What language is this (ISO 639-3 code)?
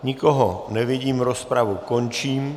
ces